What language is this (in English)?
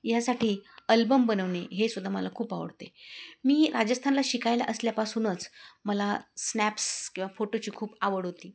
Marathi